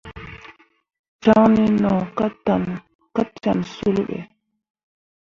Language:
Mundang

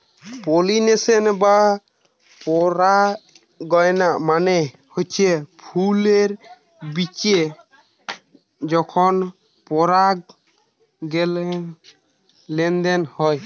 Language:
Bangla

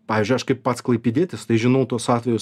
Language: Lithuanian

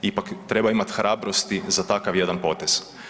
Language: Croatian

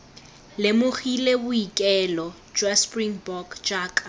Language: Tswana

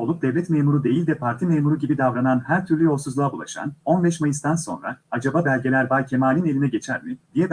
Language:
Turkish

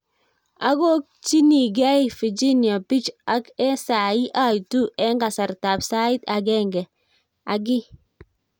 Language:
Kalenjin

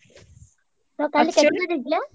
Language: Odia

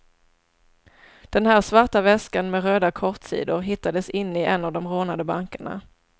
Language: Swedish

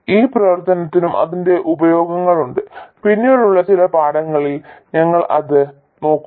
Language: Malayalam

